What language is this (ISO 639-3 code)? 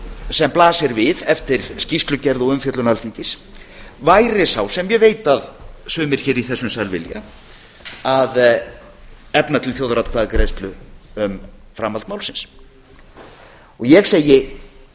isl